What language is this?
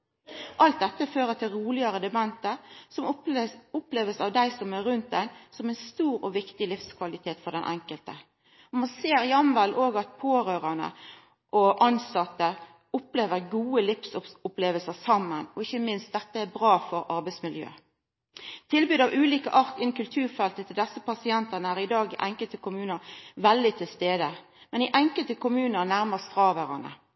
Norwegian Nynorsk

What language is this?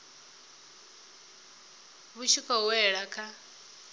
Venda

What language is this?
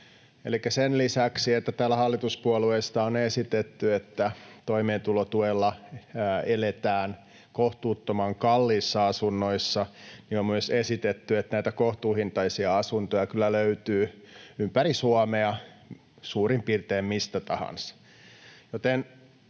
Finnish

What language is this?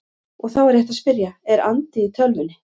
Icelandic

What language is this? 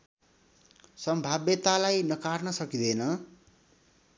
Nepali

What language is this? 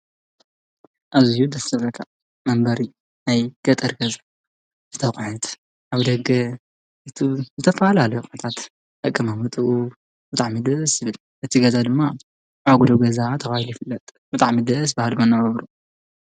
Tigrinya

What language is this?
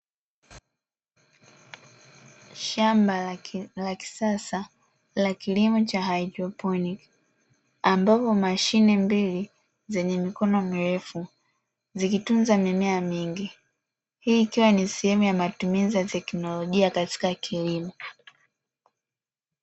Swahili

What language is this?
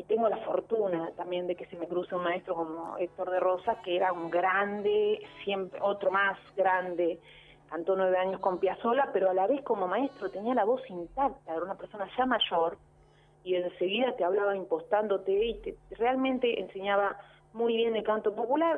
Spanish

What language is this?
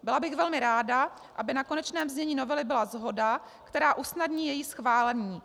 Czech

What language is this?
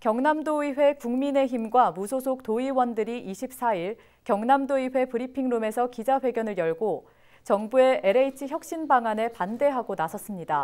Korean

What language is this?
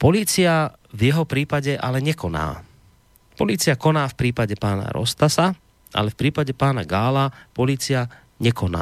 Slovak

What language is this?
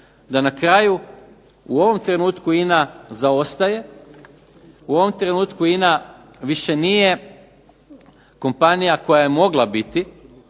Croatian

